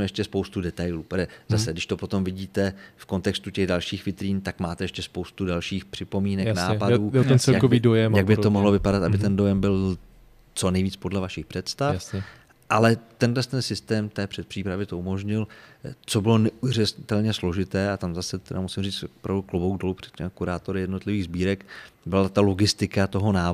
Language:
Czech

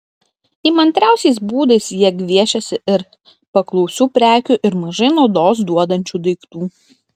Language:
Lithuanian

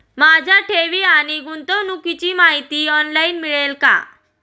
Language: Marathi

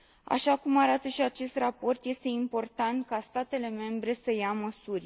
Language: Romanian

